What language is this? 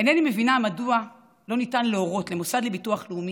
Hebrew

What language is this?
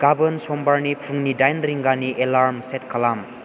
Bodo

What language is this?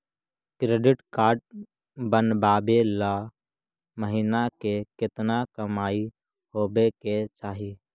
Magahi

